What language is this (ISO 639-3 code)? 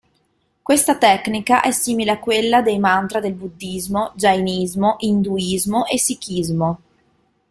ita